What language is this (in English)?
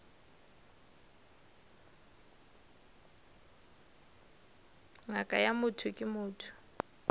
Northern Sotho